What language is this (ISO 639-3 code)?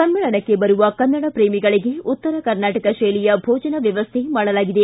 kan